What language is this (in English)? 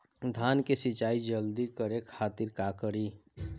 Bhojpuri